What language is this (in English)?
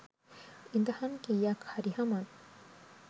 Sinhala